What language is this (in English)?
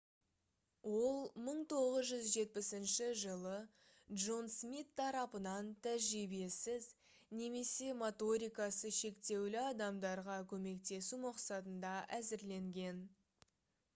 Kazakh